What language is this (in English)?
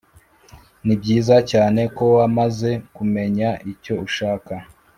Kinyarwanda